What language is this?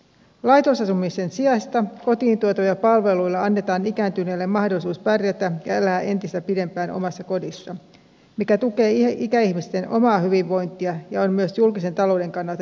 Finnish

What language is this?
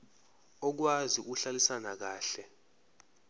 Zulu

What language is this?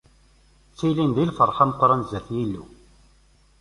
Kabyle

